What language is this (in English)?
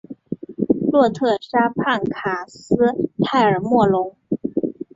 Chinese